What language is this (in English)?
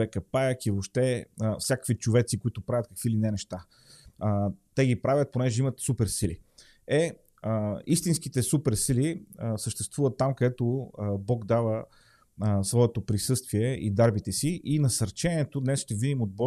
Bulgarian